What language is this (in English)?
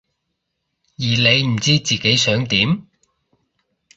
Cantonese